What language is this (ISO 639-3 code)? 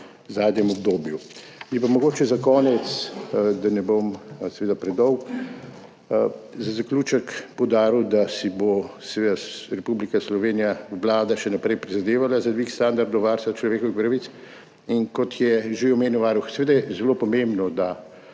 slv